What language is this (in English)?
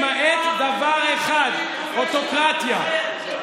Hebrew